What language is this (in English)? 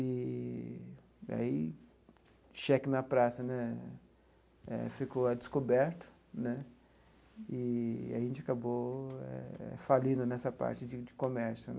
Portuguese